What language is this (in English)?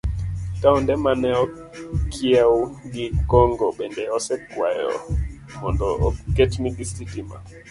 Luo (Kenya and Tanzania)